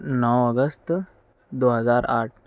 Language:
Urdu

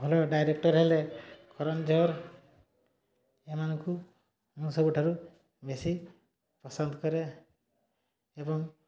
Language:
Odia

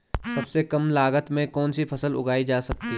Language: Hindi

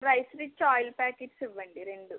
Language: Telugu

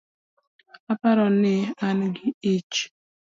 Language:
Luo (Kenya and Tanzania)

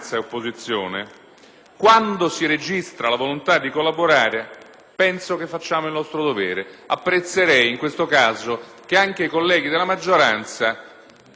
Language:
Italian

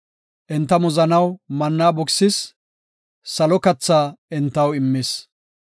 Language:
Gofa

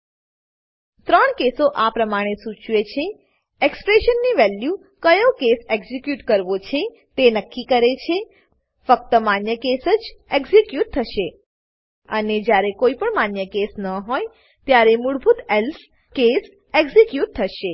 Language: Gujarati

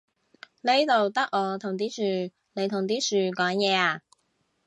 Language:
Cantonese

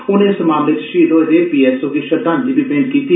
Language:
Dogri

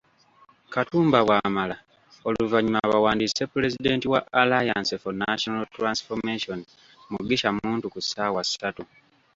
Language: Ganda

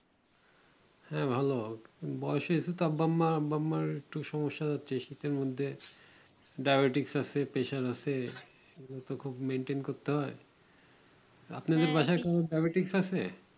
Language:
Bangla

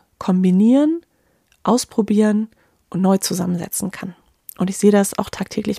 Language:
German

